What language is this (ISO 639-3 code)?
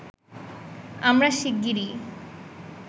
ben